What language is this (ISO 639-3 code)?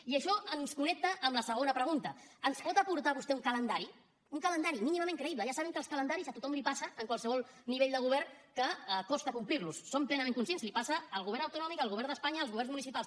cat